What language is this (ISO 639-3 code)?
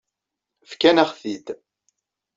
kab